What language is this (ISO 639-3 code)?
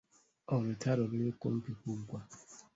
lug